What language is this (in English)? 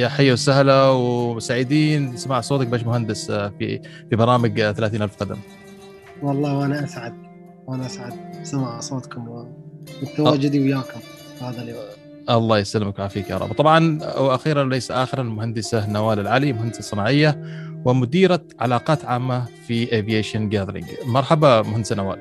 Arabic